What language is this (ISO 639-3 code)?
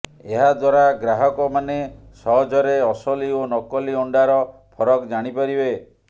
ori